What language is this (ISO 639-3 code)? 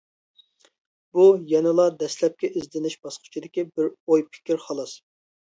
uig